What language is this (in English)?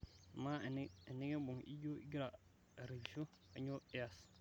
Masai